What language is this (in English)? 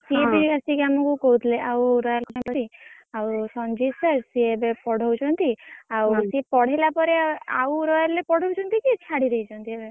Odia